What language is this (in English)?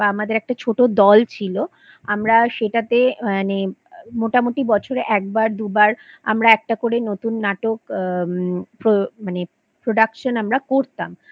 Bangla